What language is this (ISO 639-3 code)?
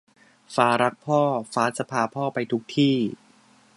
tha